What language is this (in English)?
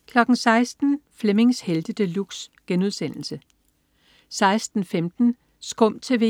Danish